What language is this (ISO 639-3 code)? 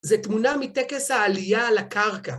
heb